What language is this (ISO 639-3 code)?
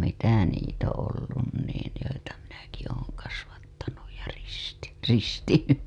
fin